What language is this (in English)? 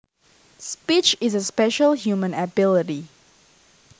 Javanese